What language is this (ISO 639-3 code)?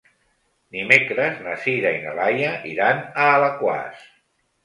cat